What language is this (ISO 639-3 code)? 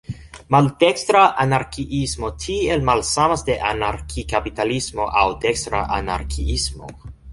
epo